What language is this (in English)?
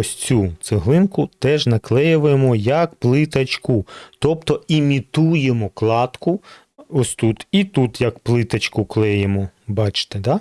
Ukrainian